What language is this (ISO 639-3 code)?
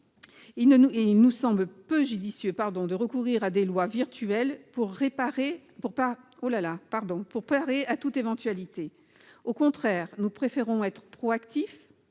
fra